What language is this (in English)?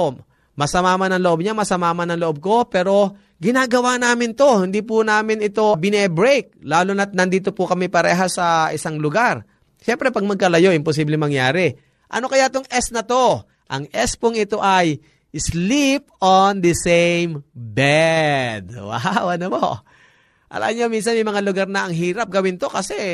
Filipino